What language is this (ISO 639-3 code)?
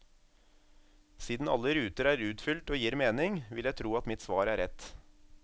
nor